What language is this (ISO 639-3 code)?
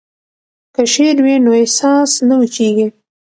pus